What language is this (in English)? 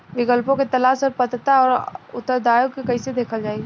Bhojpuri